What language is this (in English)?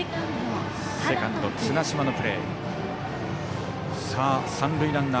Japanese